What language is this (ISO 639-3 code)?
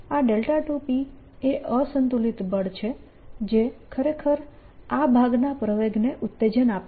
guj